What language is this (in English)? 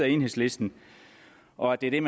Danish